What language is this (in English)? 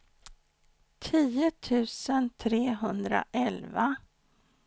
Swedish